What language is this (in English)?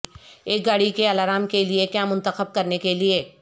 Urdu